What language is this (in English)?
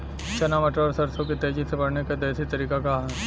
Bhojpuri